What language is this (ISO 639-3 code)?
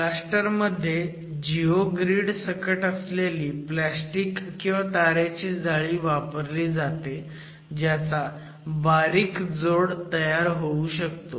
mar